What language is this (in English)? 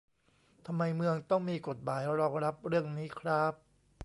Thai